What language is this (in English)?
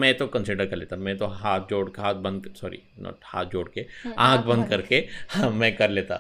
Hindi